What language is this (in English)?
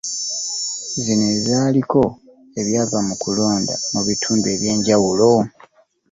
Ganda